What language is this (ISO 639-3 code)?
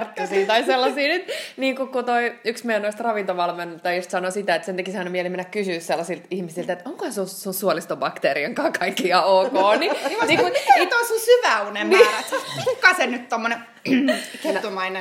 fin